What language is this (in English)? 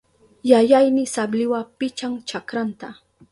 Southern Pastaza Quechua